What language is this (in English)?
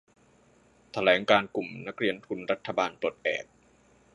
Thai